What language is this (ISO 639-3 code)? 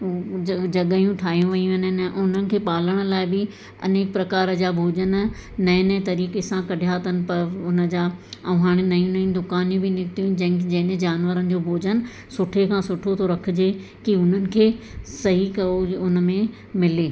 snd